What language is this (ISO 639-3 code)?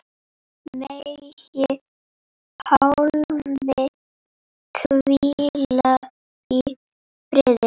isl